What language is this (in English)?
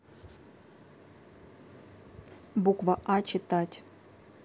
Russian